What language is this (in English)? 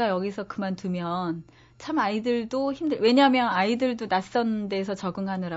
Korean